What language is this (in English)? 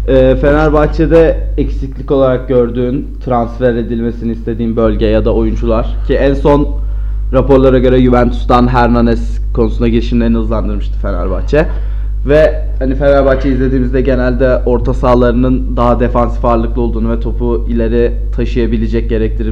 Turkish